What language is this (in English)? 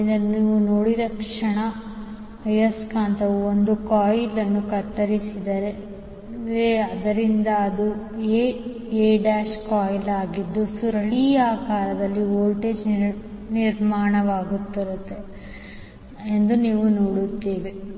Kannada